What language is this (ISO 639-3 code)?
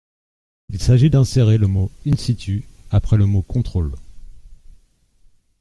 fra